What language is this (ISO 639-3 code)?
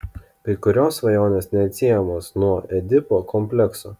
lit